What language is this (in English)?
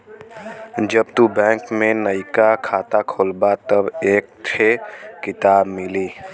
Bhojpuri